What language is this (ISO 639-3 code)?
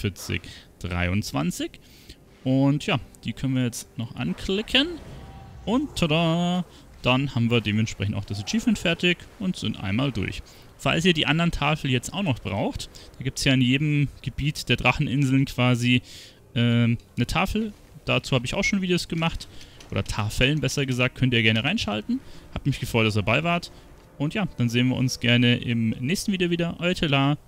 deu